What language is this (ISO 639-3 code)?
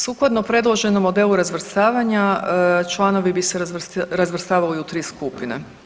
hrv